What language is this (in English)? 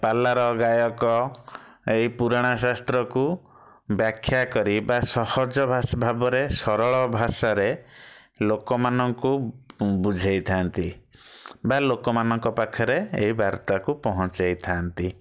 Odia